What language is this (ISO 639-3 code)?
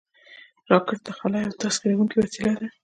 pus